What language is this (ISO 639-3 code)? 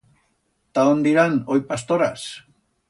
arg